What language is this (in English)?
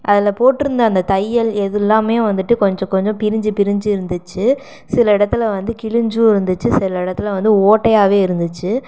Tamil